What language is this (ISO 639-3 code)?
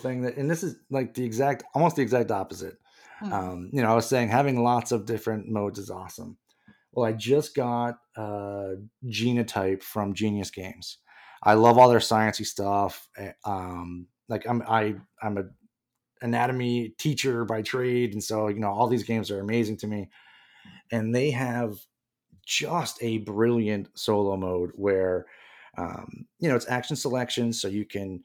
eng